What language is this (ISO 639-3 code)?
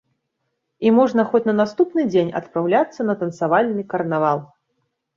bel